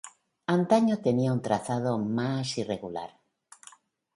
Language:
Spanish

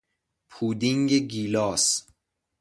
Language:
Persian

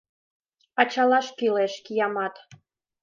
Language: Mari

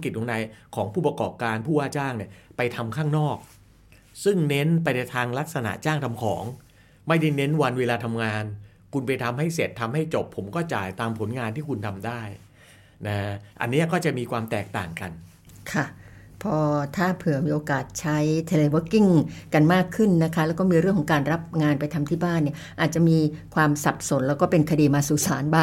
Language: Thai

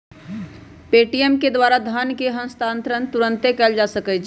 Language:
Magahi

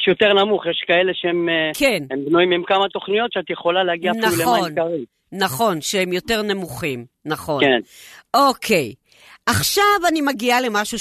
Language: Hebrew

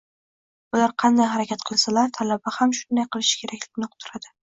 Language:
Uzbek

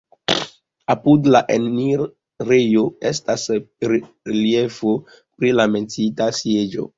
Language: Esperanto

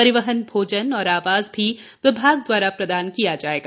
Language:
Hindi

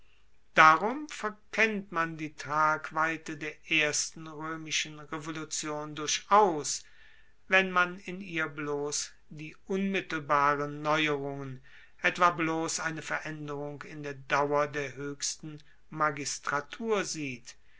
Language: German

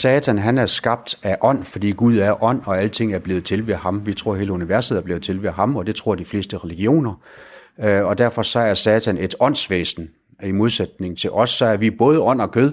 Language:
Danish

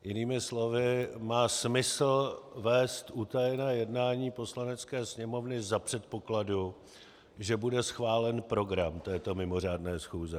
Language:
Czech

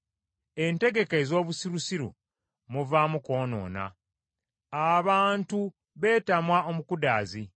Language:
Ganda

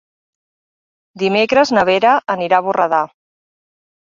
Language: Catalan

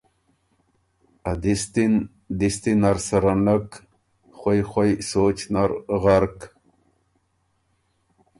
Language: Ormuri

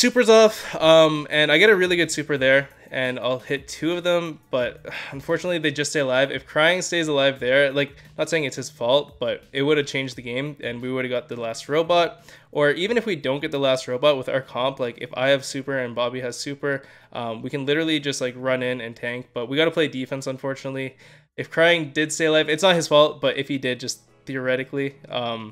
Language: English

